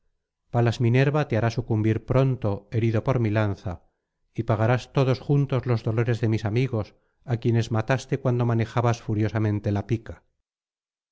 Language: Spanish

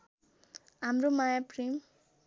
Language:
Nepali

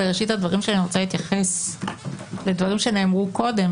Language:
Hebrew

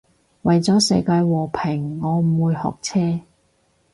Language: Cantonese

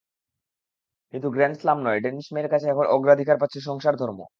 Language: Bangla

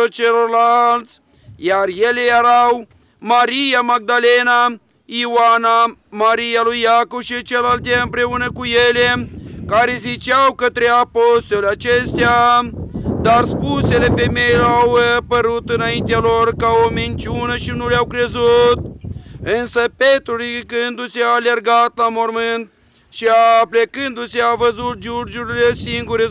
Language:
Romanian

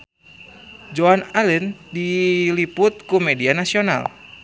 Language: Sundanese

